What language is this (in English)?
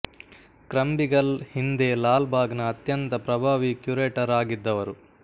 Kannada